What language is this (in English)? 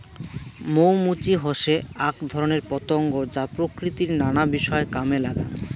Bangla